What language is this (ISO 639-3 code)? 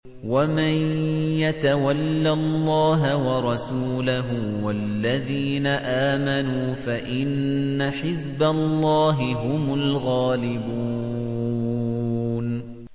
ara